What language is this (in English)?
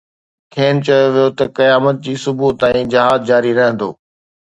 Sindhi